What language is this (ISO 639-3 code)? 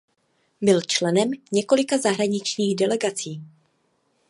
ces